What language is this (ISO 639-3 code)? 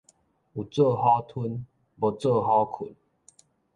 nan